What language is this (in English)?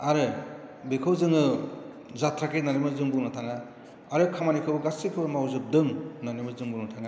Bodo